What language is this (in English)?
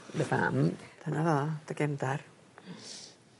Welsh